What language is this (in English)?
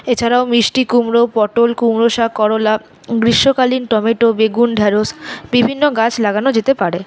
Bangla